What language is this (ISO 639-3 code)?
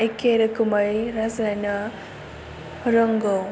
brx